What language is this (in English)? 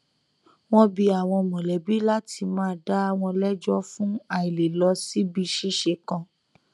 Yoruba